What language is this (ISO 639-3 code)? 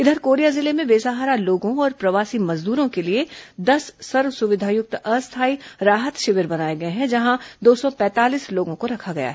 hin